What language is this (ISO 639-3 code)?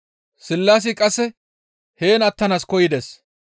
gmv